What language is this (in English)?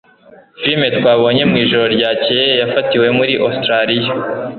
Kinyarwanda